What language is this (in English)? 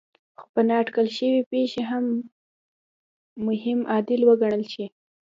Pashto